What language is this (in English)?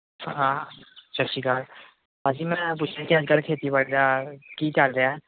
Punjabi